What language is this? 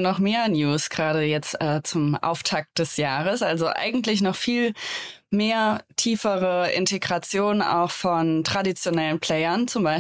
German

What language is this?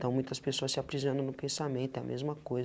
Portuguese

